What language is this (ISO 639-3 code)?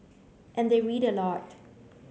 eng